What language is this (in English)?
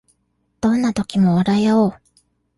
Japanese